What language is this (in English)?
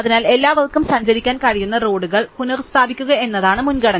Malayalam